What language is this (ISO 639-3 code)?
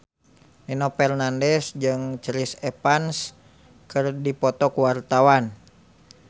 sun